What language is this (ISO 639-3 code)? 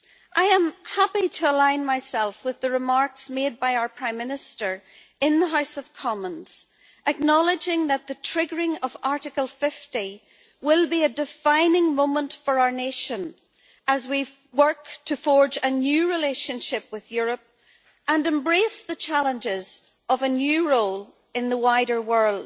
eng